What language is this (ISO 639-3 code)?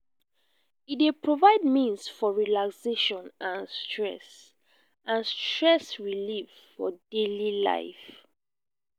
pcm